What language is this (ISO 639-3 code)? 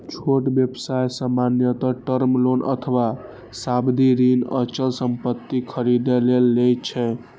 mai